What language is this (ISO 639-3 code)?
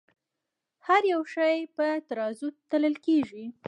pus